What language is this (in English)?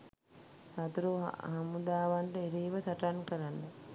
Sinhala